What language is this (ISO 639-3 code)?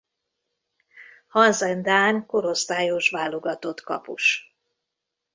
hun